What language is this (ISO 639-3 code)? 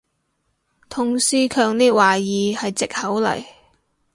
yue